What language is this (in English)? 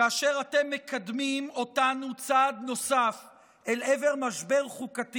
Hebrew